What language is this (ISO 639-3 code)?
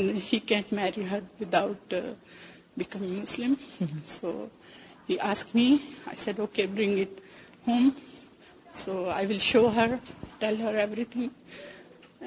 urd